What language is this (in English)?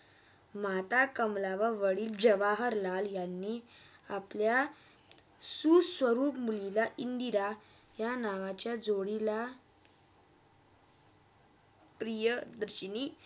Marathi